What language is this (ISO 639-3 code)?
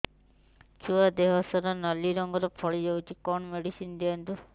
ori